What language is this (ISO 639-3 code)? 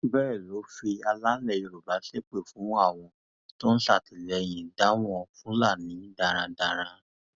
yor